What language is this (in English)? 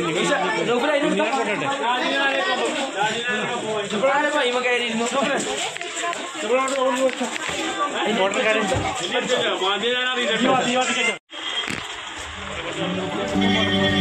Malayalam